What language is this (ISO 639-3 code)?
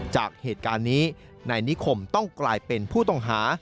tha